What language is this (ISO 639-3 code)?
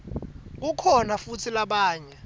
ssw